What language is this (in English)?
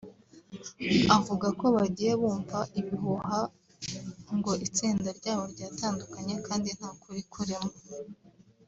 Kinyarwanda